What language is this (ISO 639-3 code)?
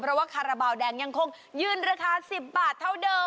tha